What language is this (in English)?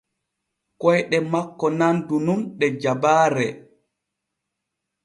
Borgu Fulfulde